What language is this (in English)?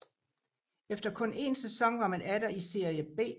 Danish